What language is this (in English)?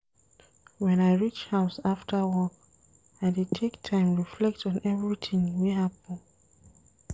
Nigerian Pidgin